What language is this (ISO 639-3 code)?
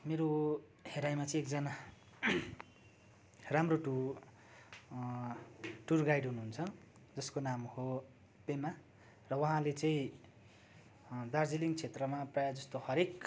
nep